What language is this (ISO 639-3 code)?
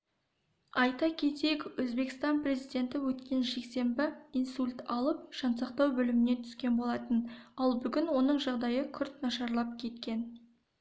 kaz